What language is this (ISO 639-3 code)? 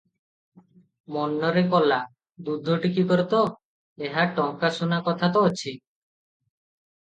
ori